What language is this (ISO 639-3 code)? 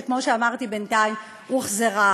heb